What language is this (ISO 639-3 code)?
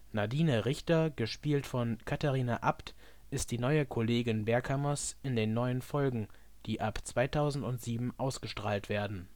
deu